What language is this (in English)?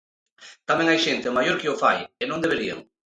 Galician